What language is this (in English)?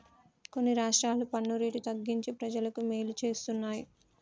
Telugu